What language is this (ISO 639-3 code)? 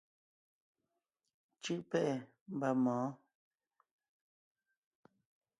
nnh